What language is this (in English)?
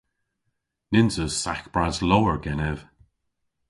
Cornish